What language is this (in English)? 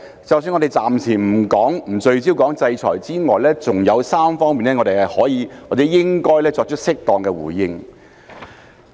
Cantonese